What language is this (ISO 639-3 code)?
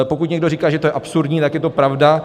ces